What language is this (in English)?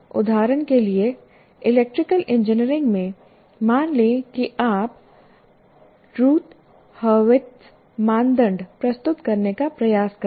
Hindi